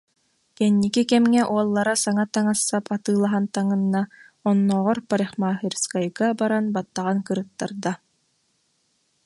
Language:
Yakut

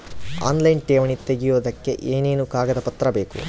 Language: Kannada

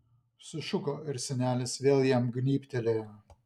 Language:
Lithuanian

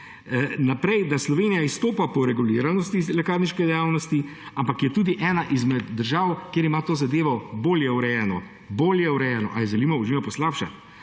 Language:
Slovenian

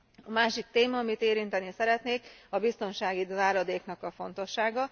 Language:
Hungarian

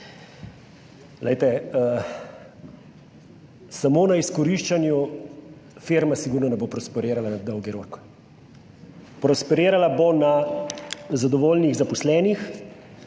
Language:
Slovenian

